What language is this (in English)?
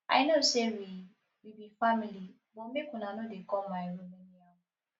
Nigerian Pidgin